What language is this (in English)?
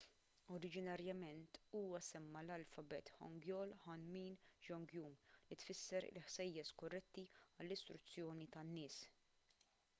Maltese